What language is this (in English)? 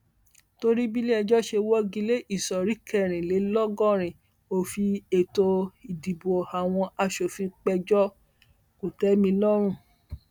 Yoruba